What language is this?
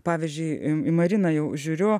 Lithuanian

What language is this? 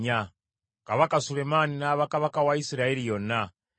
Ganda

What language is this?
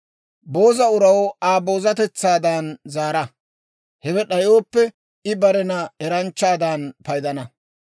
Dawro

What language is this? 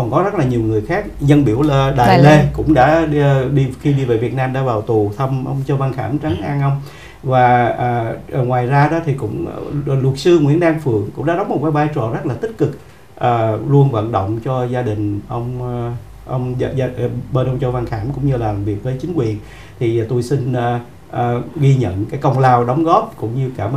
Vietnamese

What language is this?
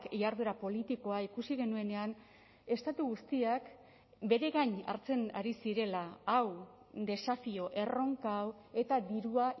Basque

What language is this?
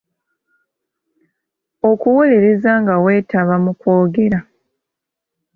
Ganda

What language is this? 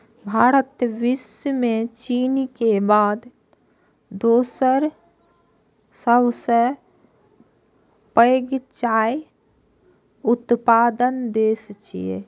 Maithili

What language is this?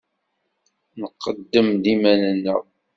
Kabyle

